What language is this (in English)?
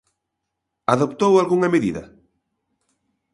Galician